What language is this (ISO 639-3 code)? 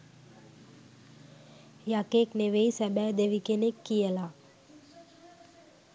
sin